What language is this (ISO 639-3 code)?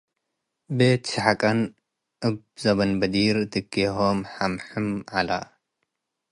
tig